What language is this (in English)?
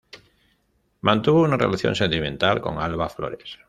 Spanish